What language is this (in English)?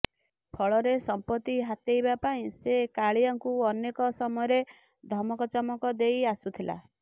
Odia